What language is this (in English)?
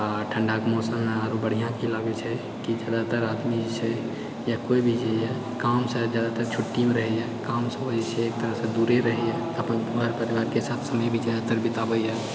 Maithili